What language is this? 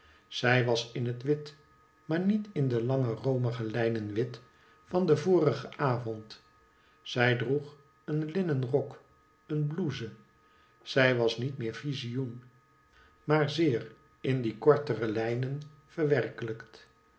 Dutch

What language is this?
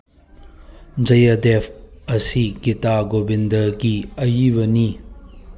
Manipuri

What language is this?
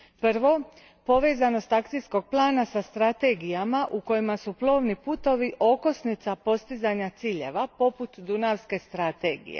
Croatian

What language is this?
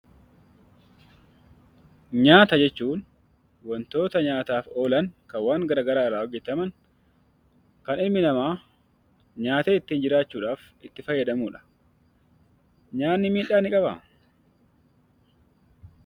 Oromo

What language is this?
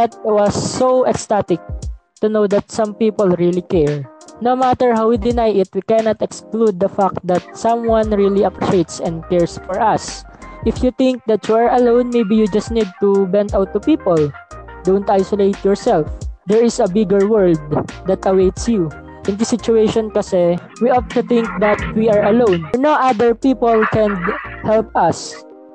Filipino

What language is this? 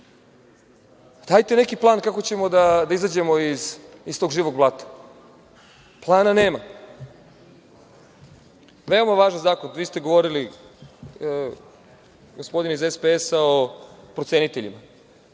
Serbian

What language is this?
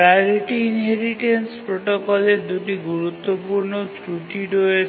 Bangla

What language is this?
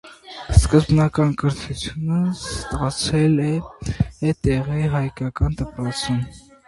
Armenian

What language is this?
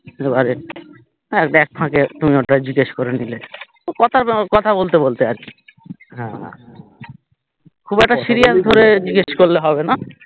Bangla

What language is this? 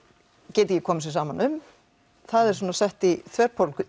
Icelandic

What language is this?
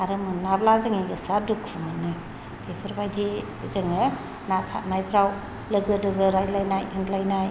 Bodo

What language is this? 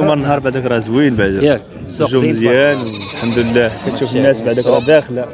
Arabic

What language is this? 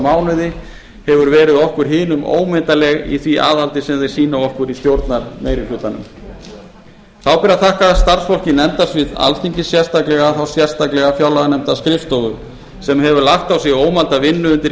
Icelandic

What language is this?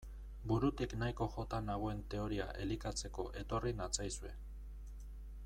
Basque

